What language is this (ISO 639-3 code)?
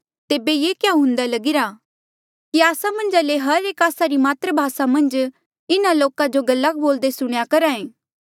mjl